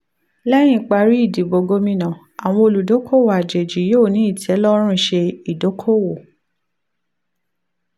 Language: Yoruba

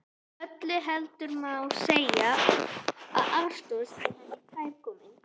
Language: Icelandic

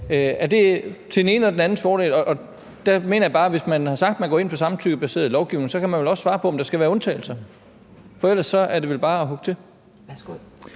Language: Danish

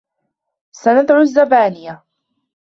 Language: Arabic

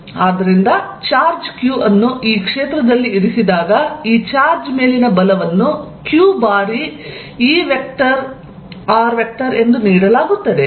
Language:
Kannada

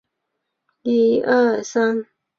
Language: Chinese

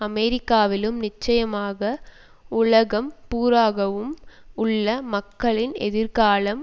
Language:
Tamil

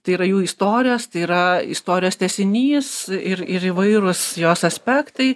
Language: Lithuanian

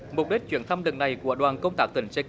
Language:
Vietnamese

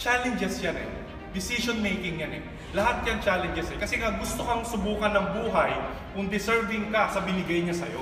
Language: Filipino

